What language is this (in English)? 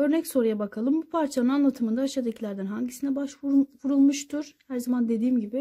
Turkish